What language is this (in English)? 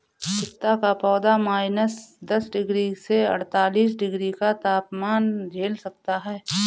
Hindi